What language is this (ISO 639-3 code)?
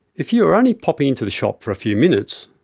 eng